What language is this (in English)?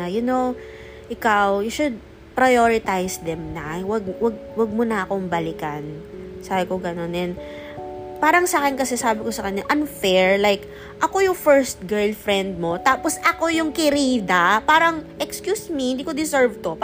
Filipino